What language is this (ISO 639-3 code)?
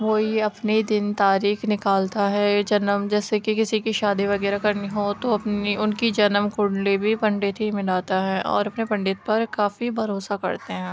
urd